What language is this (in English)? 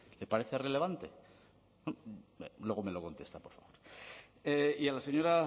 Spanish